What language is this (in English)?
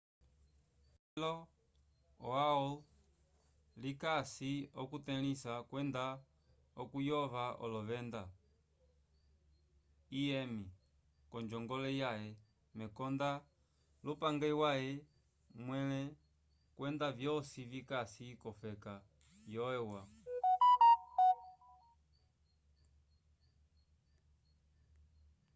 Umbundu